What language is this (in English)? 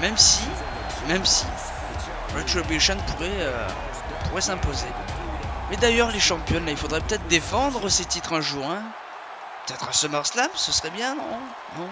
French